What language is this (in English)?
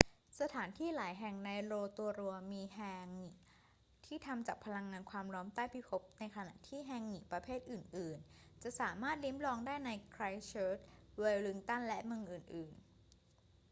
Thai